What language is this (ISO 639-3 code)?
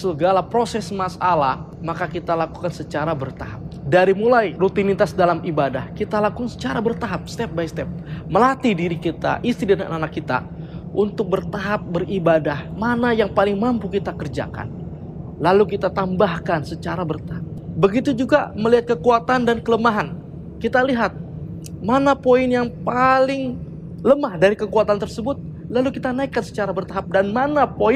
ind